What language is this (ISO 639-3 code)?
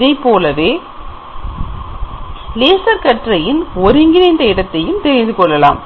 tam